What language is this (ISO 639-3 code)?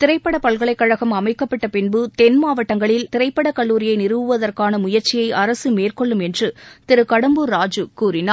tam